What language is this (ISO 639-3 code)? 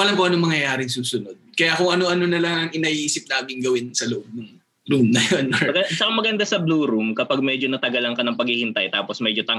fil